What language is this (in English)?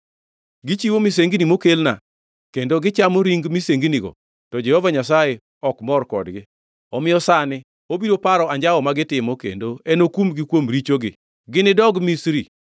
Luo (Kenya and Tanzania)